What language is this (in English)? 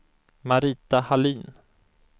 Swedish